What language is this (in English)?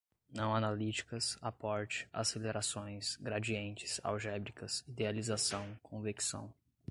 Portuguese